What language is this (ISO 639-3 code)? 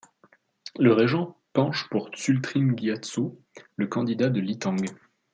fra